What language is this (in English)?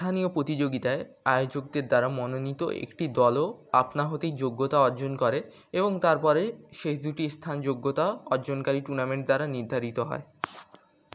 Bangla